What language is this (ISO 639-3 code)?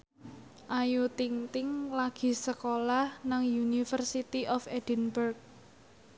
jav